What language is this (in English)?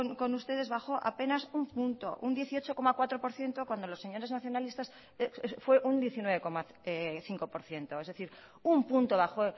Spanish